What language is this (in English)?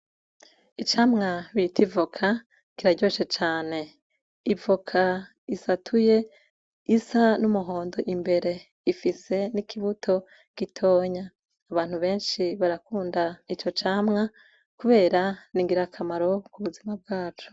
Rundi